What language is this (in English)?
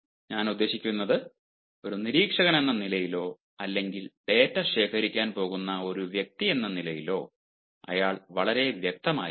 Malayalam